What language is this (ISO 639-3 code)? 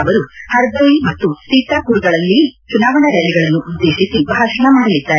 kan